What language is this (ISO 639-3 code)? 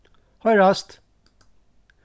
fao